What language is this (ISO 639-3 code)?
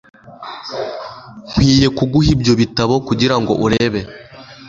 kin